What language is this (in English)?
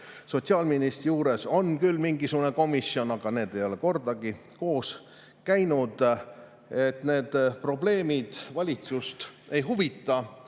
Estonian